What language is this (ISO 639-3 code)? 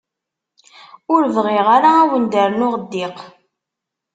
kab